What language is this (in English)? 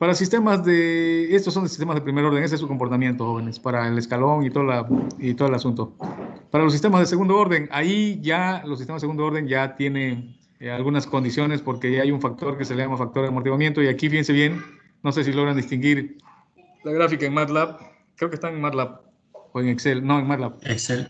Spanish